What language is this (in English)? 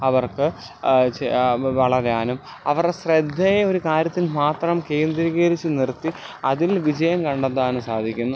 Malayalam